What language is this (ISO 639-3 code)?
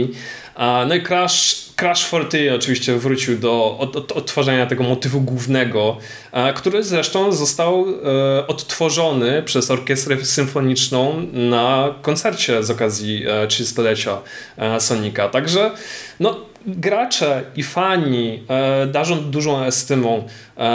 pol